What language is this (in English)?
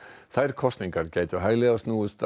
Icelandic